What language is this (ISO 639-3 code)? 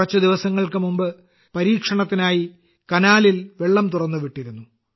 mal